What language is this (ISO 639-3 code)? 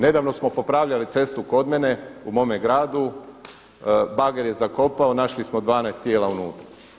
hrv